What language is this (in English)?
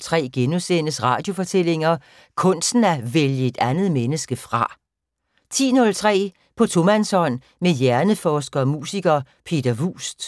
Danish